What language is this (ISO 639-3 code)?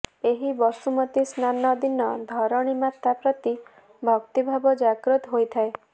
ori